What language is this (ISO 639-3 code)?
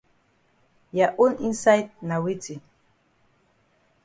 wes